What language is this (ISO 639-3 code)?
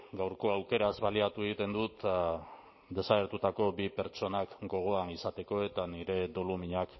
eus